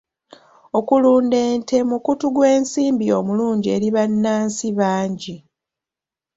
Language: Ganda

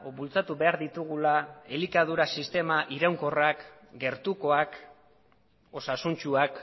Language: Basque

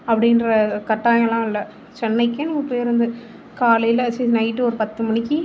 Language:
Tamil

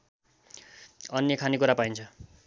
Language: Nepali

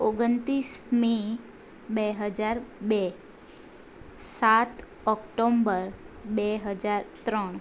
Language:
Gujarati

